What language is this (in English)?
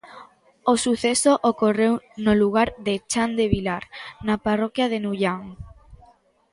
Galician